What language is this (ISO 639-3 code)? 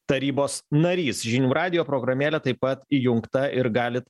lit